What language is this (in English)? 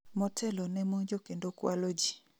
Luo (Kenya and Tanzania)